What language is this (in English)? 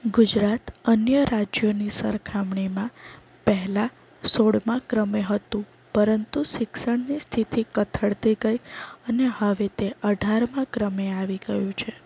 Gujarati